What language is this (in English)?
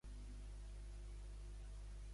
Catalan